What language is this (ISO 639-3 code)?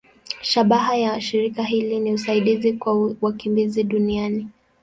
swa